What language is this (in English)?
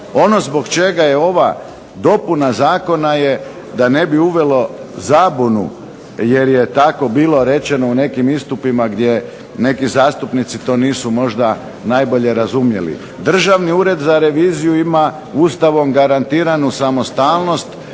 Croatian